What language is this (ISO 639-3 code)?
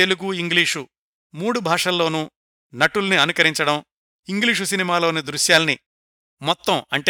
tel